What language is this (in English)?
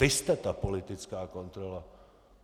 Czech